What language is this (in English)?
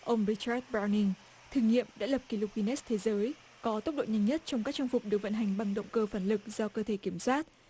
Vietnamese